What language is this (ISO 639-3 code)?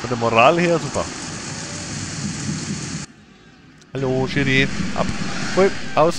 deu